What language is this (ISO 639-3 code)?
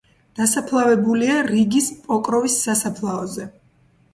kat